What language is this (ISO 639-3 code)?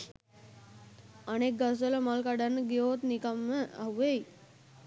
sin